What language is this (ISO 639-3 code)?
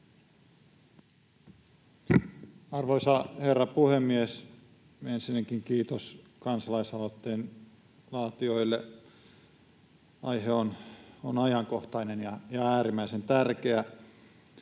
fin